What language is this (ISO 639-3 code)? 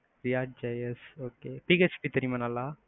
tam